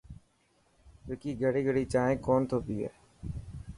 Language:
Dhatki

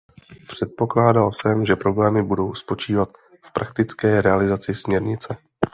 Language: Czech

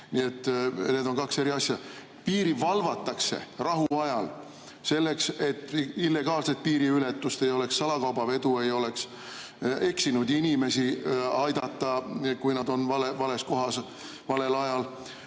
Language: Estonian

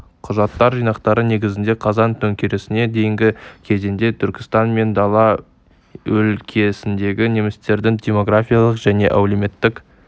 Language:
Kazakh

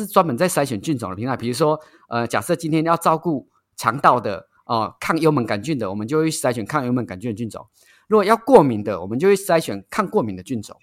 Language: Chinese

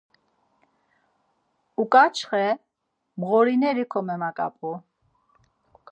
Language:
Laz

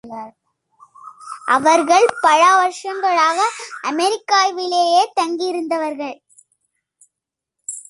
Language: Tamil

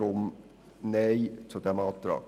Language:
Swiss German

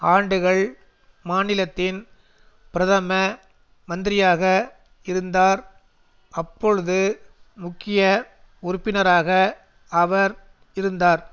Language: Tamil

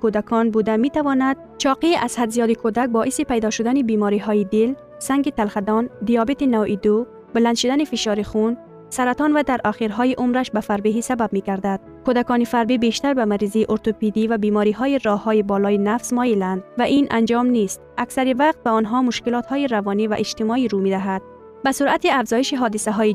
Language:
Persian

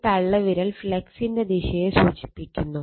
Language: Malayalam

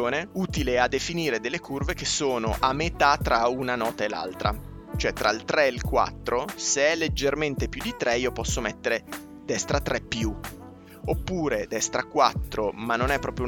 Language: Italian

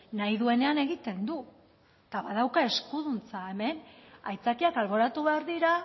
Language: Basque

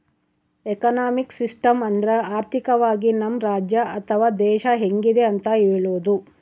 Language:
Kannada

